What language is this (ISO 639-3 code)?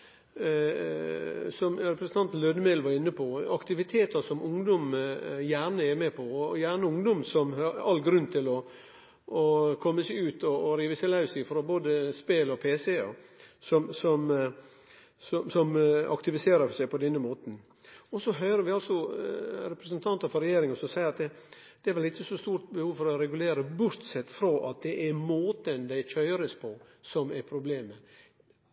nno